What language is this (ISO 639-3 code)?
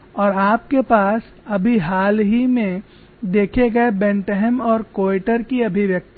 hin